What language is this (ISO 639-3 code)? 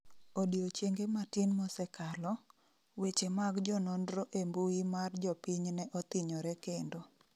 luo